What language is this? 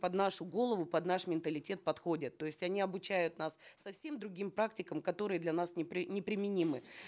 Kazakh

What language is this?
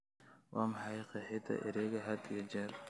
Somali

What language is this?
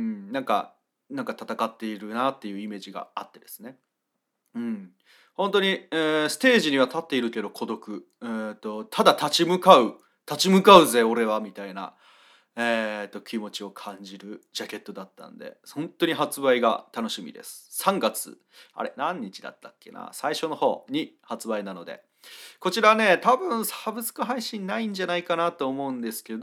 Japanese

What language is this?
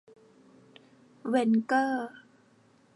Thai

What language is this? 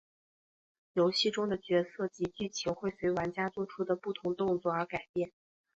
Chinese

